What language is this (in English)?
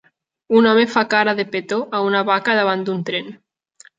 Catalan